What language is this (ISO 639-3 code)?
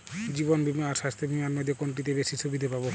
ben